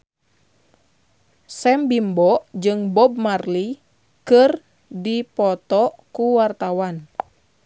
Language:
Sundanese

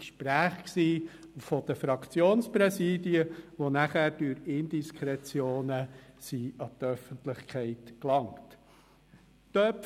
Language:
Swiss German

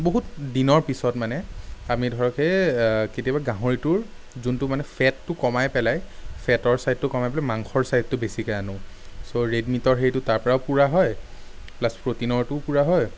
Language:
Assamese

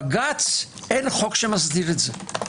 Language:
Hebrew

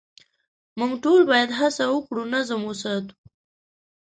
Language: Pashto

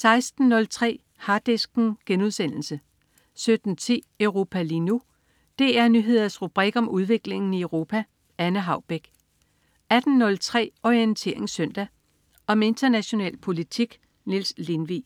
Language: Danish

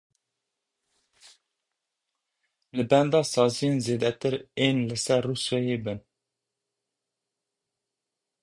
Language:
Kurdish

